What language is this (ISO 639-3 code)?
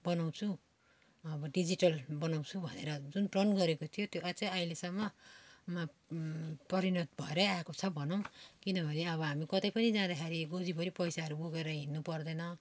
nep